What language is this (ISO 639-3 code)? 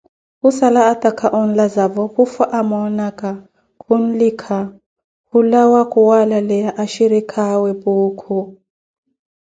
eko